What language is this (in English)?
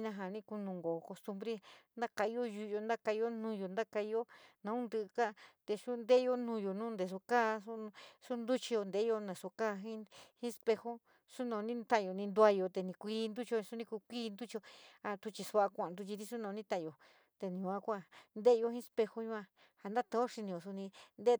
San Miguel El Grande Mixtec